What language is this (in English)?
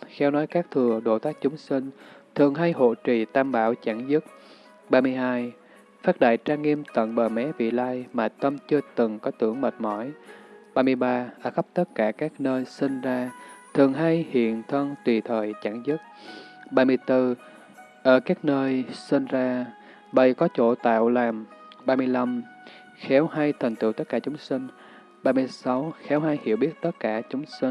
Vietnamese